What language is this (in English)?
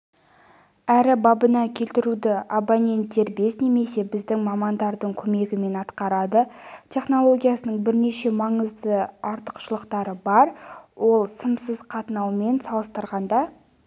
Kazakh